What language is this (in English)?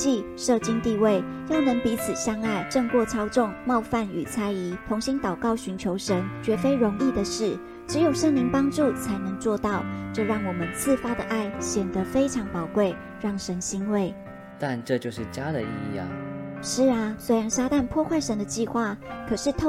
Chinese